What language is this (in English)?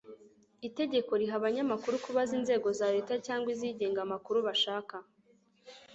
Kinyarwanda